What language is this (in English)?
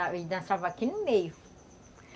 Portuguese